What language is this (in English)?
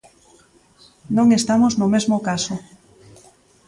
Galician